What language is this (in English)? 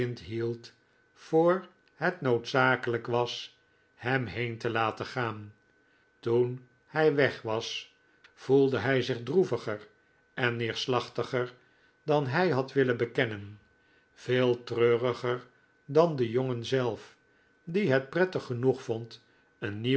Dutch